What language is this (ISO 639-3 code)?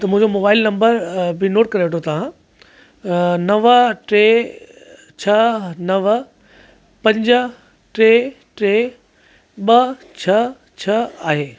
snd